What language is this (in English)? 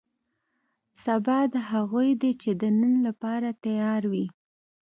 Pashto